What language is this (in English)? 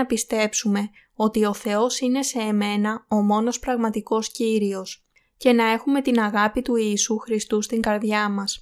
Greek